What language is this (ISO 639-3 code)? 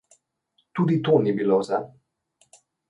slv